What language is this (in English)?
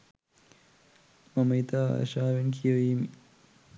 Sinhala